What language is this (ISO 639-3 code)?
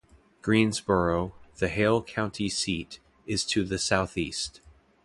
eng